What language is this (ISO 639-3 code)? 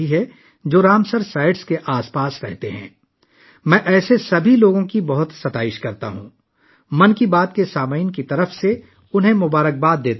urd